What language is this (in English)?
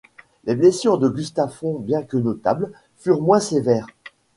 French